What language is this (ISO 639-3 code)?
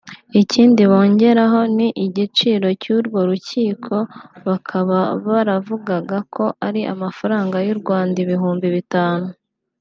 kin